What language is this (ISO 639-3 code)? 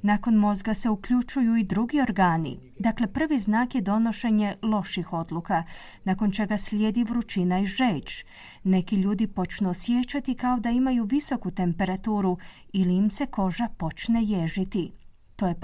hrv